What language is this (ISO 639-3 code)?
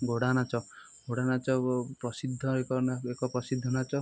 ori